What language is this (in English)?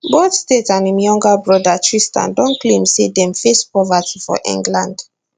Nigerian Pidgin